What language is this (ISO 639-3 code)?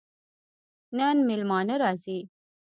pus